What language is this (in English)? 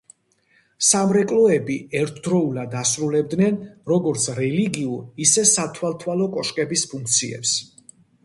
Georgian